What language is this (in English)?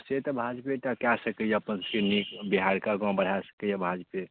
Maithili